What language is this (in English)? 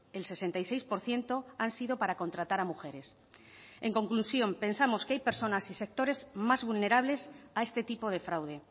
Spanish